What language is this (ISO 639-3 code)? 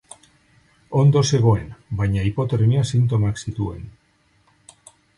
eus